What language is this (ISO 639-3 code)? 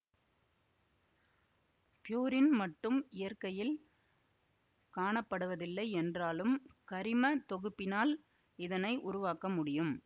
tam